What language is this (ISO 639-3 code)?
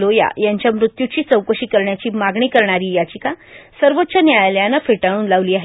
mar